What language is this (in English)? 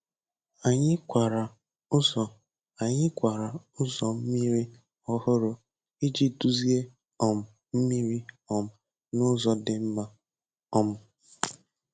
Igbo